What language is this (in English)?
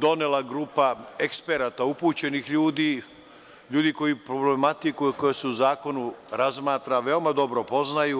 Serbian